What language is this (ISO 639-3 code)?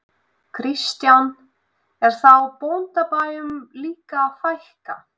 isl